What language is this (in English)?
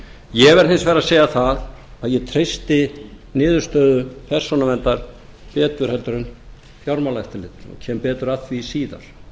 Icelandic